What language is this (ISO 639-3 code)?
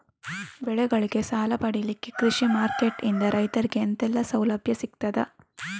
kan